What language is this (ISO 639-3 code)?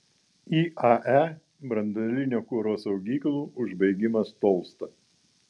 lit